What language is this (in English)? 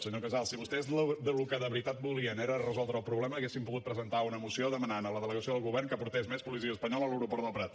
Catalan